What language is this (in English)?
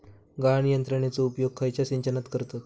Marathi